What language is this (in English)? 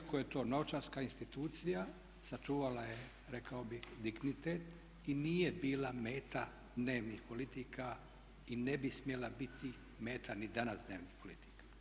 Croatian